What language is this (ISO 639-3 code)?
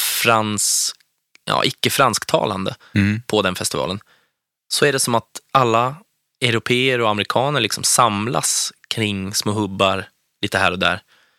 swe